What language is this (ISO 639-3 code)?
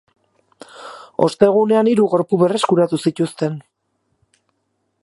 eus